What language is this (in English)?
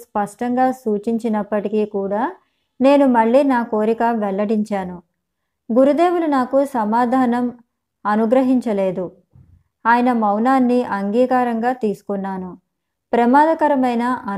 Telugu